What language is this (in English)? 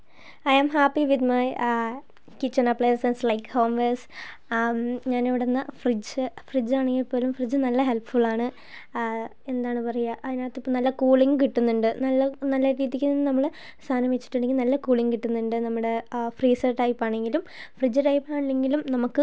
Malayalam